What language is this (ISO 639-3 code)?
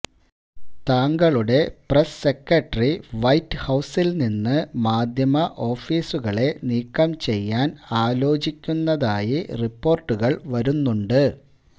mal